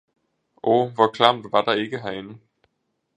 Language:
Danish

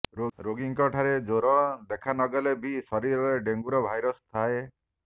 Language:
Odia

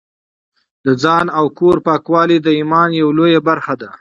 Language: Pashto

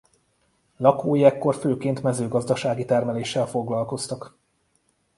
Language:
Hungarian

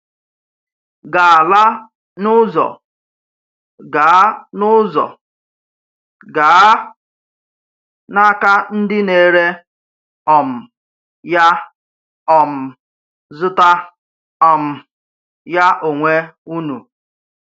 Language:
Igbo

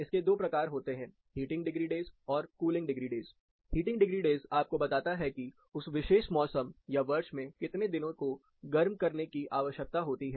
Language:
Hindi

